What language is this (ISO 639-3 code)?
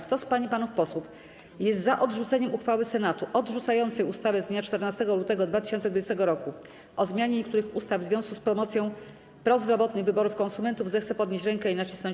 pol